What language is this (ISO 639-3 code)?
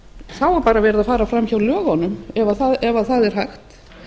isl